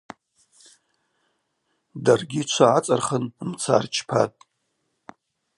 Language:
Abaza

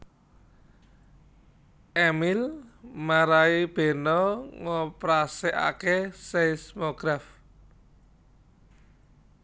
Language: Javanese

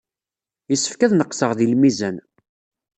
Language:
Kabyle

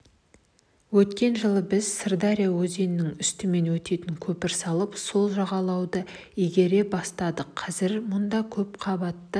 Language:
Kazakh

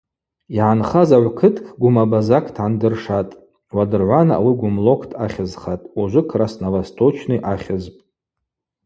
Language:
Abaza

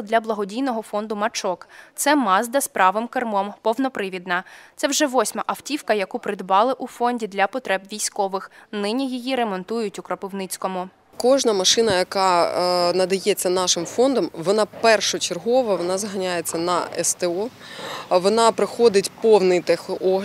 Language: Ukrainian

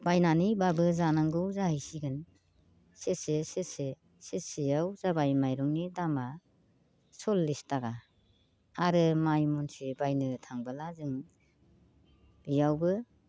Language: Bodo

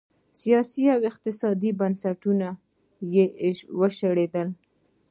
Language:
Pashto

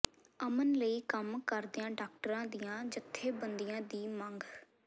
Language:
Punjabi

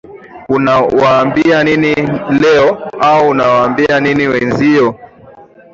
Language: Swahili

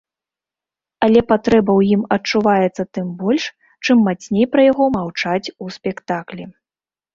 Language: Belarusian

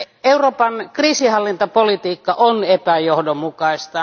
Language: Finnish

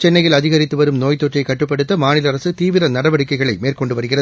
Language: Tamil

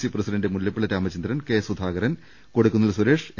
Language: Malayalam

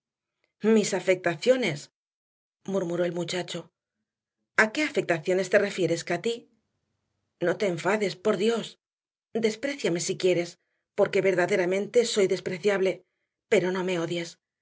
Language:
Spanish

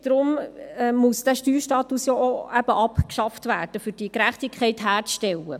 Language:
Swiss German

